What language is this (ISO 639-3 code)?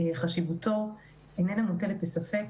heb